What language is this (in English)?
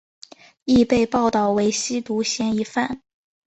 Chinese